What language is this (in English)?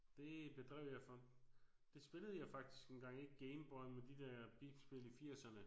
Danish